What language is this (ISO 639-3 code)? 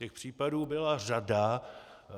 ces